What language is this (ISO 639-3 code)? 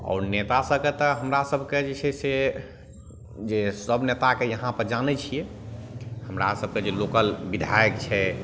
mai